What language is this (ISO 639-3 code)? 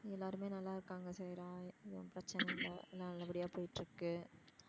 tam